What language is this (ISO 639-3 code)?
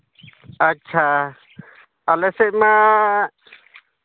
sat